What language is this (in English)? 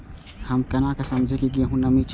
Maithili